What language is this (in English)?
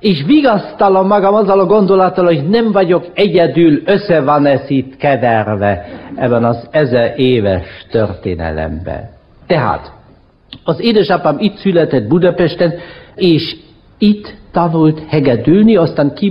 Hungarian